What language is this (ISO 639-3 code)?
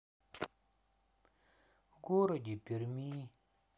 rus